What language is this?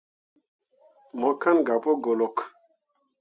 Mundang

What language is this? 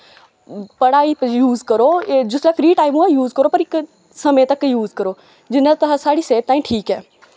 Dogri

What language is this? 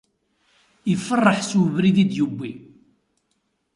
Kabyle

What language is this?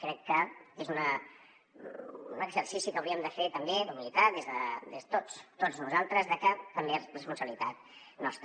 Catalan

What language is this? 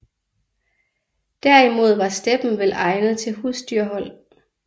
Danish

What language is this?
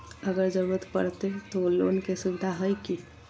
Magahi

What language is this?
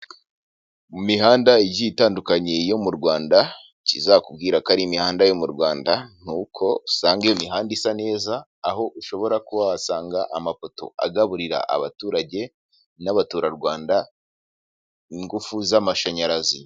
Kinyarwanda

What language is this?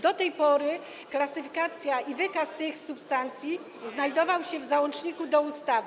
Polish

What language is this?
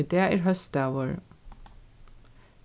Faroese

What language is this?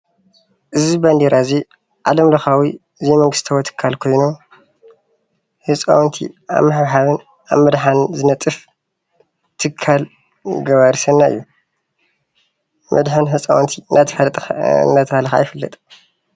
Tigrinya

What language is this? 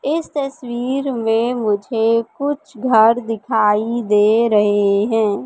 Hindi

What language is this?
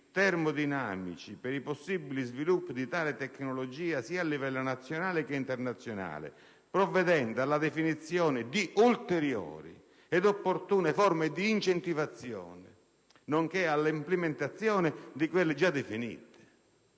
Italian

